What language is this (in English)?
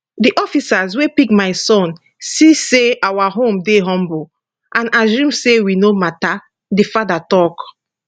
Nigerian Pidgin